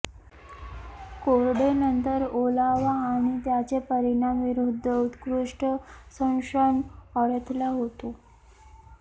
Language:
Marathi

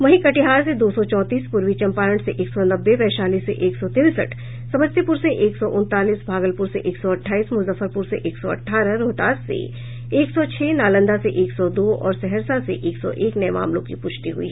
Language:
Hindi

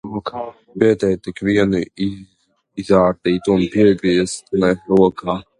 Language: Latvian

